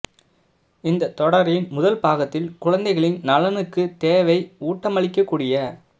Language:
Tamil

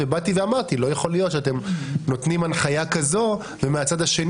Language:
Hebrew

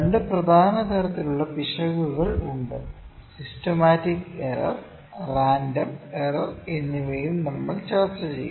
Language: Malayalam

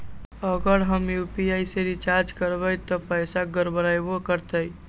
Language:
Magahi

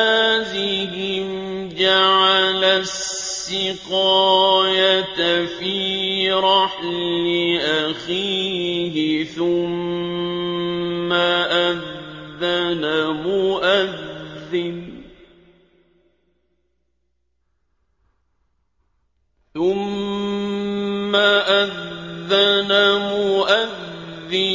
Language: Arabic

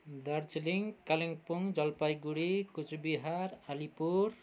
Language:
Nepali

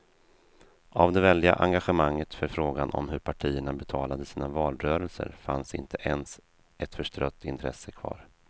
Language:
Swedish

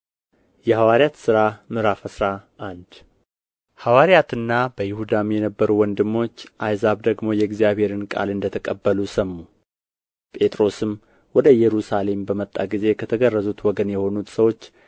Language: Amharic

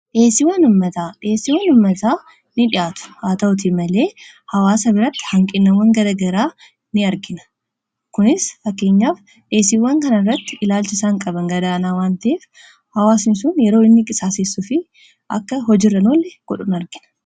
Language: Oromo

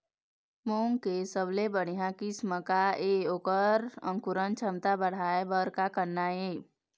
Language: Chhattisgarhi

